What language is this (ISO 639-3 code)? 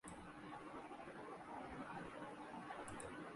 urd